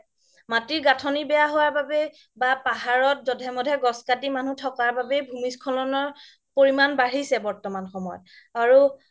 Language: Assamese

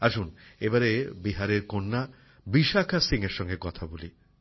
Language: Bangla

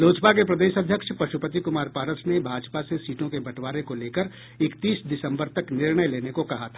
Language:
Hindi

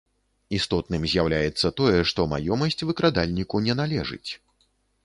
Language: Belarusian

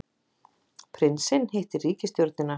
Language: Icelandic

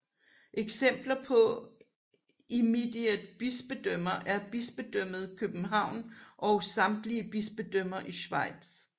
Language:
Danish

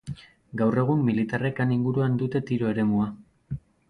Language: Basque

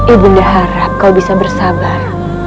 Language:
Indonesian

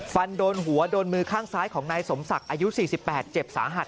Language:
Thai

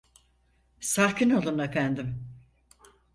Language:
Turkish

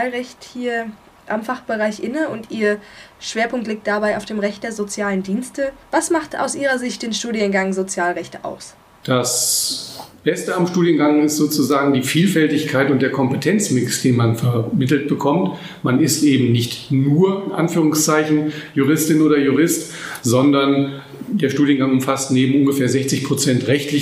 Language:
German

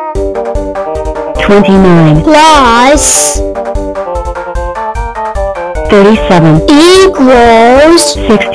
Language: English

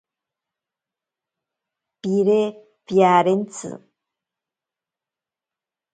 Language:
Ashéninka Perené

